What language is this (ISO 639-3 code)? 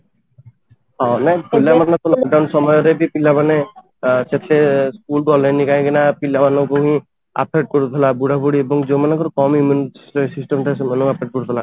ori